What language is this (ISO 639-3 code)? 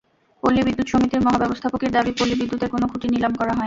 ben